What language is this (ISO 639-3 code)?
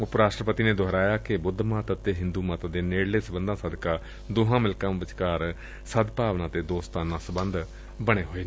pan